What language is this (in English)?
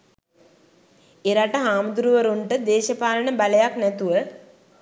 Sinhala